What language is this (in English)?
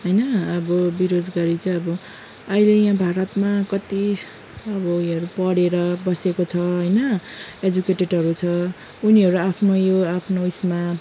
Nepali